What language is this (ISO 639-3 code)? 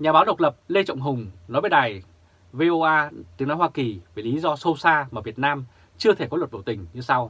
vie